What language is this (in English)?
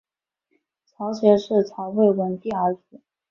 Chinese